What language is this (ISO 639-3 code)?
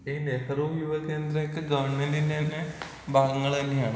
mal